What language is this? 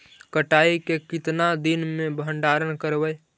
Magahi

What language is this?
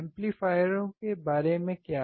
Hindi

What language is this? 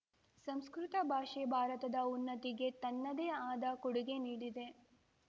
Kannada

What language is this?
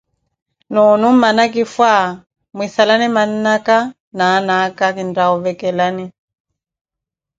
Koti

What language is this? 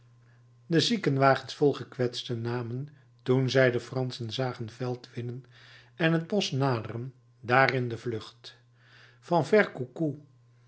Dutch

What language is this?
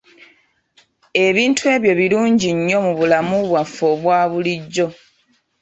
Ganda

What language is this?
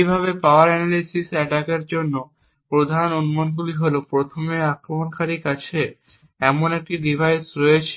Bangla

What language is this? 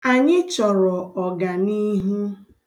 Igbo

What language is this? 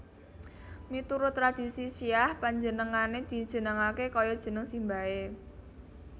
Javanese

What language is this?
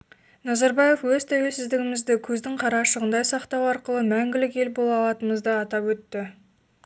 Kazakh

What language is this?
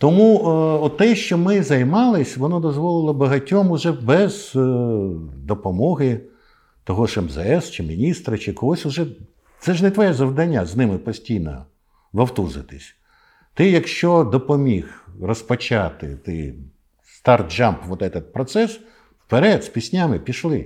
Ukrainian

